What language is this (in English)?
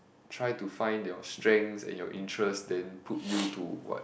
English